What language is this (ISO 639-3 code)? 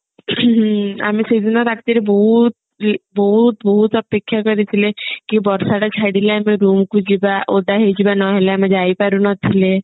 ori